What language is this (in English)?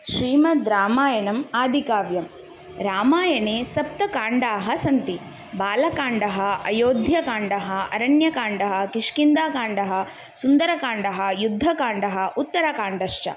Sanskrit